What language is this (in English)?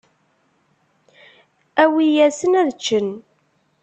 Kabyle